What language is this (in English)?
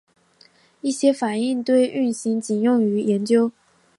Chinese